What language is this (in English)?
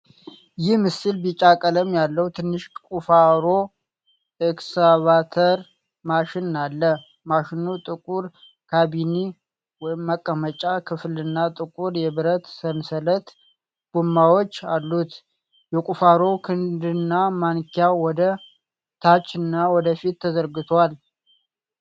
Amharic